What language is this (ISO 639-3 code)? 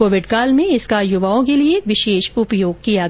hin